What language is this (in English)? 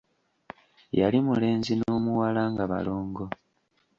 Ganda